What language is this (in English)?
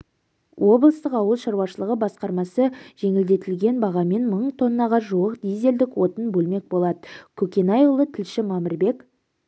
Kazakh